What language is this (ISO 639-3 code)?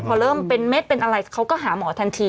tha